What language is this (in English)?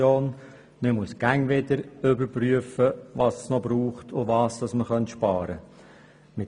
Swiss German